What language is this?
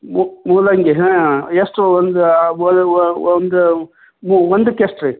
Kannada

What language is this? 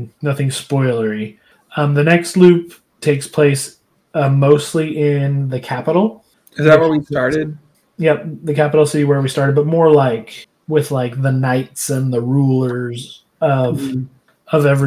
English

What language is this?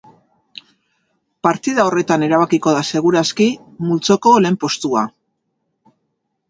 Basque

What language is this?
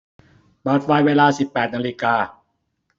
Thai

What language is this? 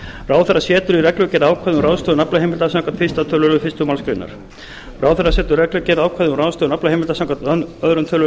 Icelandic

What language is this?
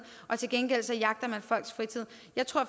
Danish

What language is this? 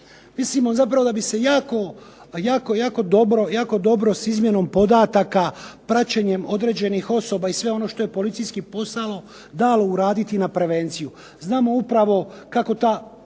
Croatian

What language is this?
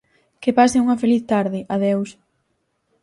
Galician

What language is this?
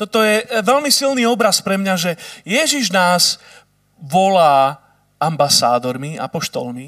Slovak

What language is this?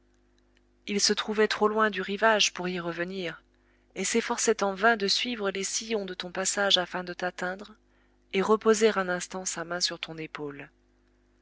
French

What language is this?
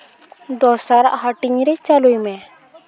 Santali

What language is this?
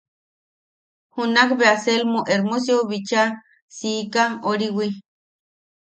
Yaqui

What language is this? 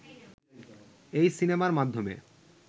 Bangla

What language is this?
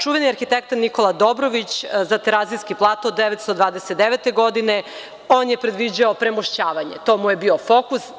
Serbian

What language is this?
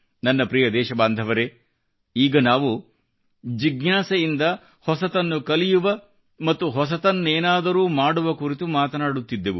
Kannada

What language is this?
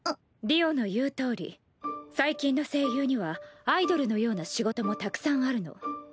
Japanese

